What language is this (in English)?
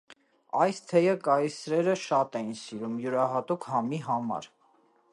Armenian